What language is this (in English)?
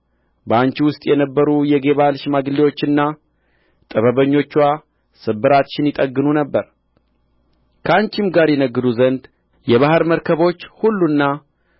Amharic